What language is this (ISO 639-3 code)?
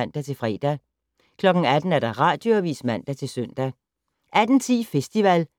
dan